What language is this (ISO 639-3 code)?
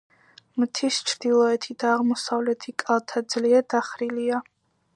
kat